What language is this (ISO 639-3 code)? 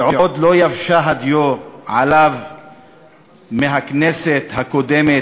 heb